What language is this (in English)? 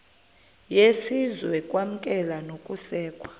Xhosa